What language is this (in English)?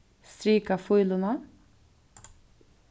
Faroese